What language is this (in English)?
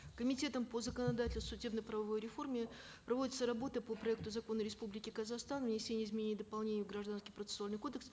Kazakh